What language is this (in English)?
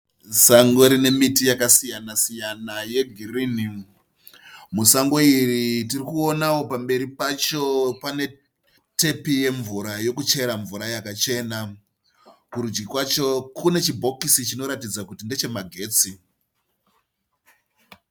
Shona